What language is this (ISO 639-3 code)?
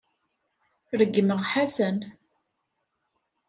kab